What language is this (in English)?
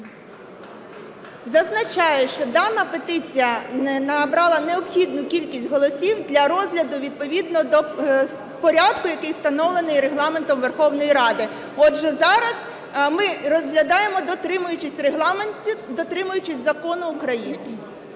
Ukrainian